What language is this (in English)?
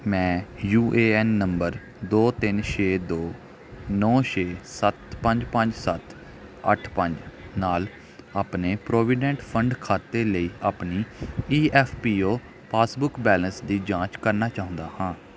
Punjabi